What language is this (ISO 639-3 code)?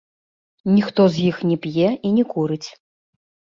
bel